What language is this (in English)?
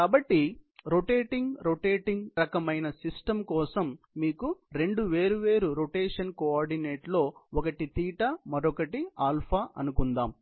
Telugu